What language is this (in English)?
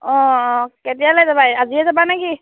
Assamese